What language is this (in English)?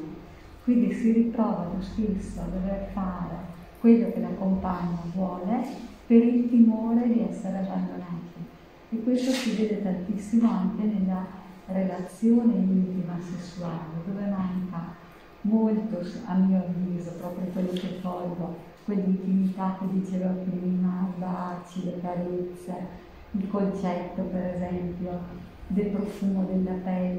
Italian